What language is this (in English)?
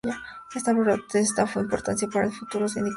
Spanish